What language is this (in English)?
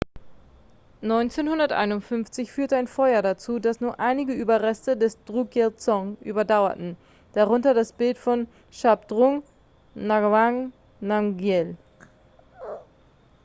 German